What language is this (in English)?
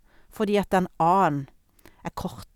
Norwegian